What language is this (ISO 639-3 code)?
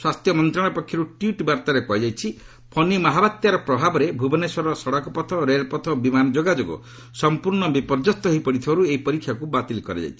ori